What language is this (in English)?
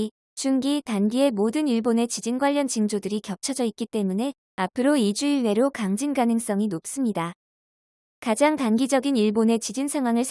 Korean